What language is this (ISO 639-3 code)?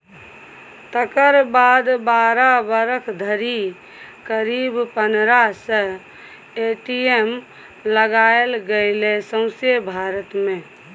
mai